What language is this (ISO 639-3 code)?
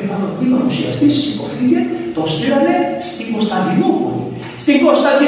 ell